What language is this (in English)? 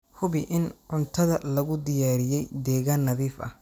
Somali